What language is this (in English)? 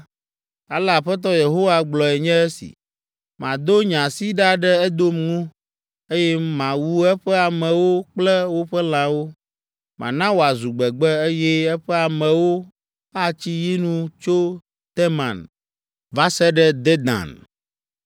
Ewe